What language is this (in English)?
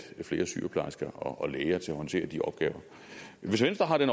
Danish